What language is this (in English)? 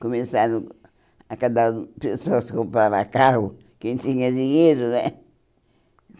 Portuguese